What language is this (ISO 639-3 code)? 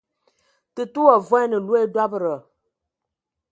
ewo